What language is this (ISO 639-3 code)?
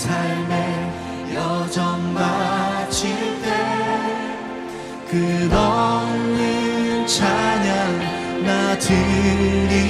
kor